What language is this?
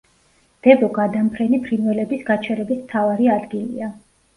Georgian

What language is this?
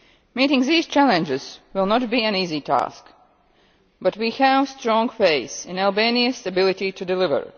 English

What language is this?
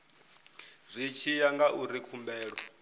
Venda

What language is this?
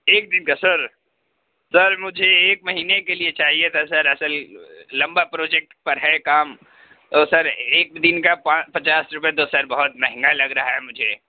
Urdu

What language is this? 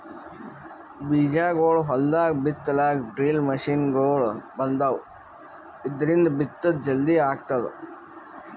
Kannada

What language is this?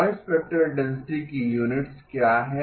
Hindi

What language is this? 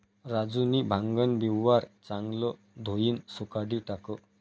Marathi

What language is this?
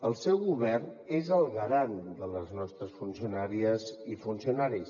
Catalan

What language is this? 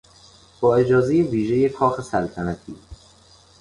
Persian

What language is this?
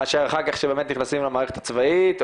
Hebrew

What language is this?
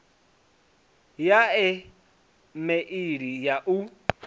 Venda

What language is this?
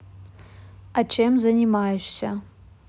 Russian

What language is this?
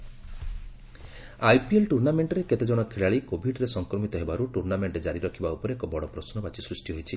Odia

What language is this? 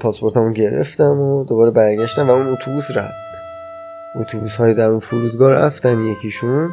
Persian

